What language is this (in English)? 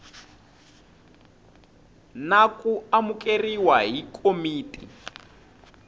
Tsonga